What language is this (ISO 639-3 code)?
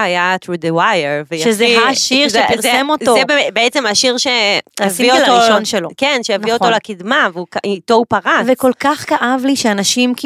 heb